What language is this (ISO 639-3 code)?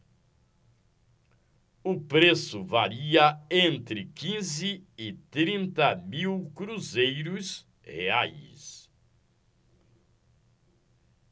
por